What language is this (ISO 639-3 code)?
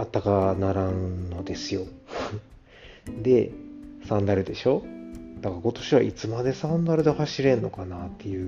jpn